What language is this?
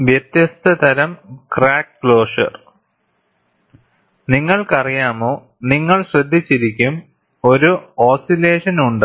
Malayalam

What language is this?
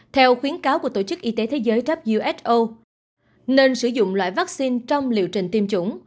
Vietnamese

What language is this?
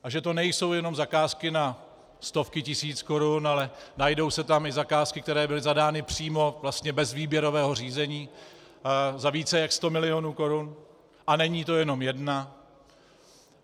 Czech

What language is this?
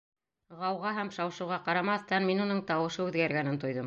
Bashkir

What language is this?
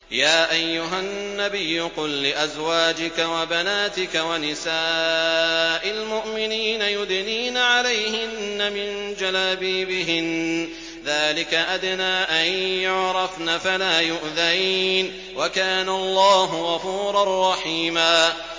Arabic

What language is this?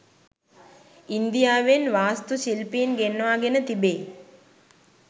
Sinhala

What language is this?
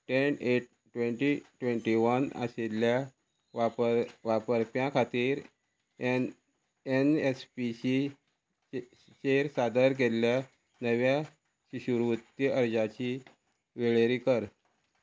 Konkani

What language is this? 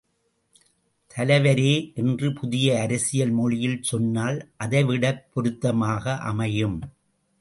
Tamil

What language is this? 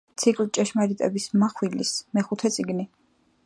Georgian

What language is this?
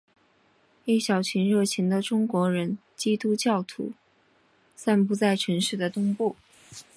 Chinese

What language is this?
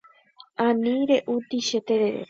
Guarani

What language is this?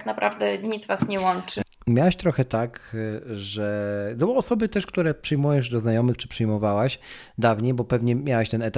Polish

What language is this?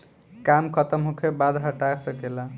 Bhojpuri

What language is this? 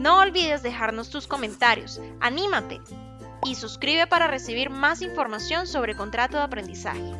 Spanish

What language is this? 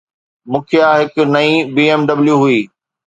Sindhi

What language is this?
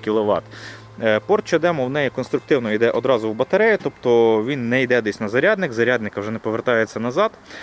Ukrainian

